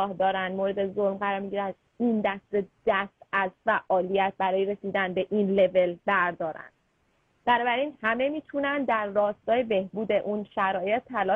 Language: Persian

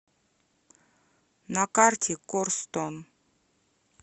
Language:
Russian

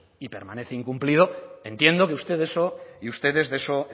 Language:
Spanish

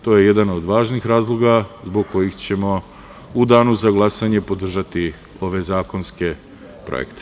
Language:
Serbian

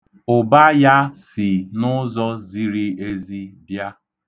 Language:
Igbo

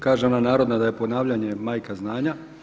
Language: Croatian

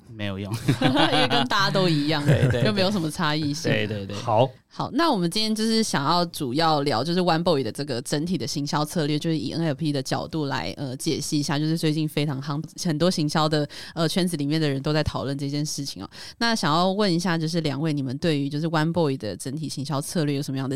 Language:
Chinese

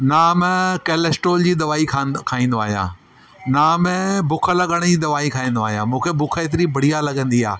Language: Sindhi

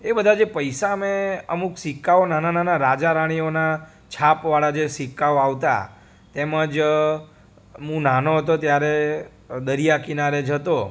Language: Gujarati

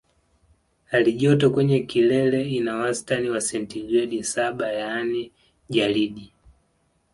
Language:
Swahili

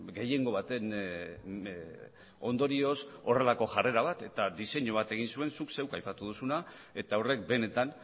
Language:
Basque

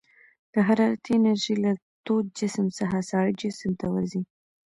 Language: Pashto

